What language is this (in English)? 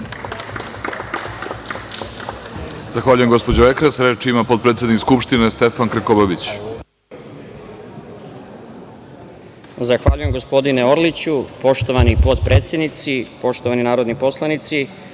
Serbian